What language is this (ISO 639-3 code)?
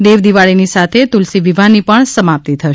guj